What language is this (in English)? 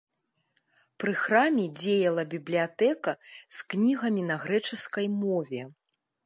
Belarusian